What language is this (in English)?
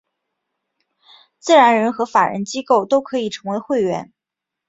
Chinese